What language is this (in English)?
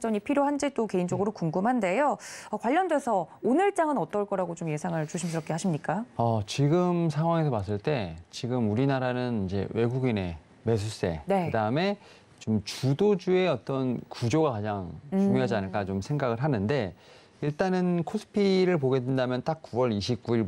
Korean